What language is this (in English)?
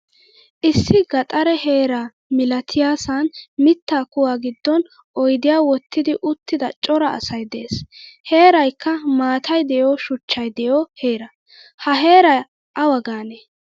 Wolaytta